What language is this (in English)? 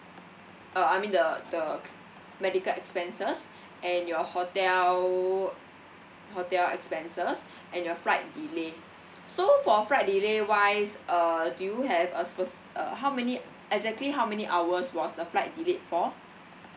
English